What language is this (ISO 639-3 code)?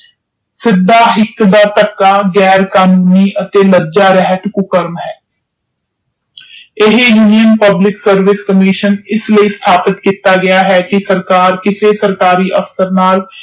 pan